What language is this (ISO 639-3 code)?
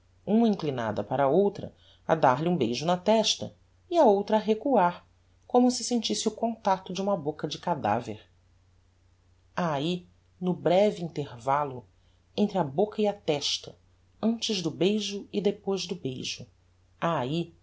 por